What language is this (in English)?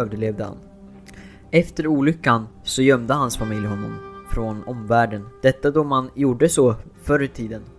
Swedish